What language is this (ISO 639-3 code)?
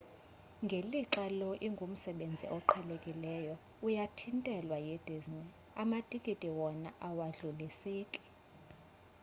xho